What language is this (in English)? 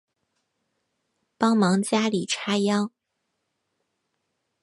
Chinese